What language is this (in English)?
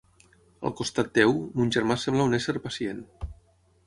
Catalan